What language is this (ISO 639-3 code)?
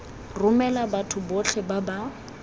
tsn